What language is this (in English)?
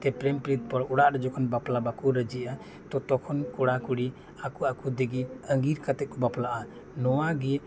Santali